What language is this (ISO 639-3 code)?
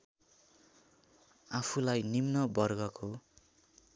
nep